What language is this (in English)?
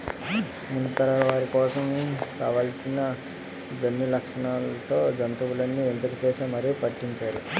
Telugu